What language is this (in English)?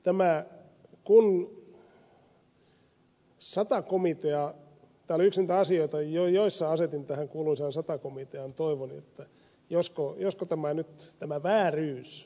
Finnish